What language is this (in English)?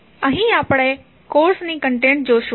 Gujarati